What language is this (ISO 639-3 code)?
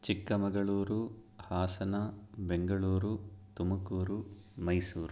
san